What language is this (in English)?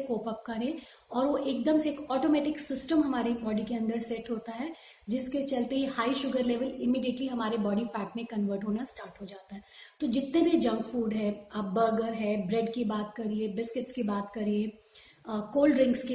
Hindi